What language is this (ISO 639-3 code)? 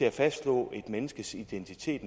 dan